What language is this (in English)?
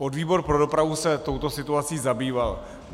Czech